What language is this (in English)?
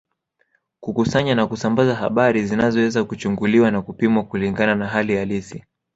Swahili